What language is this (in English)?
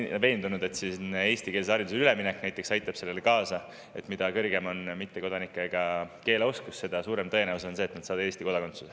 Estonian